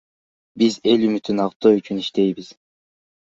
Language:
Kyrgyz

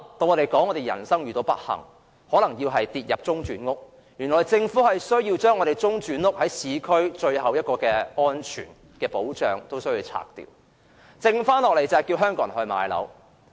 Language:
Cantonese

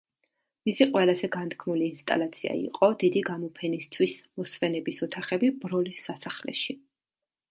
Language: Georgian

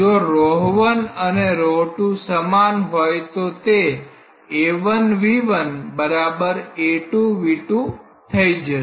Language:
Gujarati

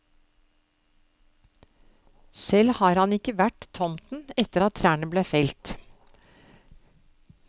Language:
Norwegian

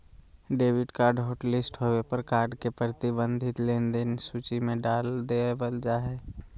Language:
Magahi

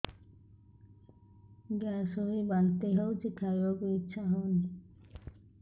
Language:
Odia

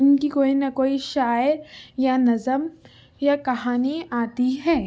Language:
Urdu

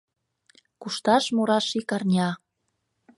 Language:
Mari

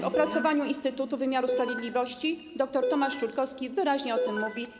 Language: Polish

